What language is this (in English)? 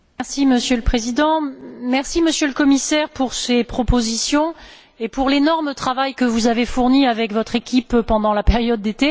French